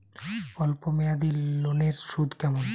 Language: Bangla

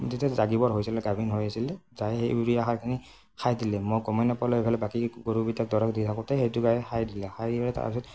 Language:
Assamese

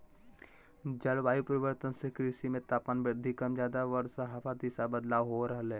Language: Magahi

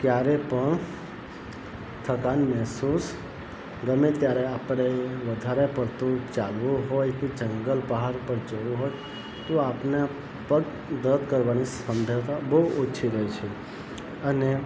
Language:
Gujarati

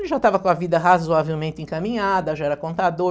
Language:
Portuguese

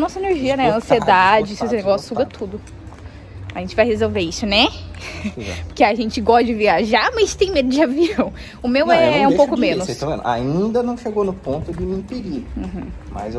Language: Portuguese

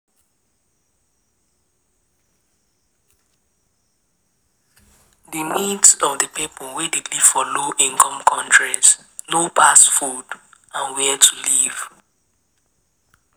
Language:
Nigerian Pidgin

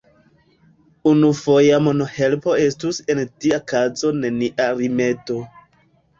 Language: Esperanto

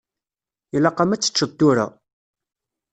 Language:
Kabyle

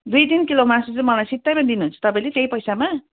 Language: Nepali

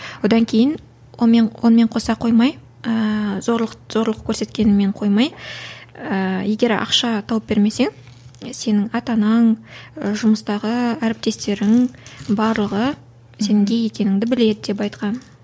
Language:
Kazakh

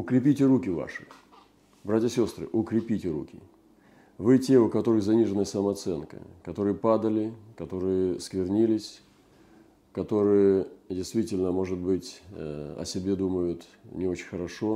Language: Russian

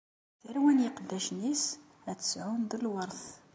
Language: Kabyle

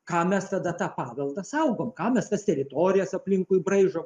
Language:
Lithuanian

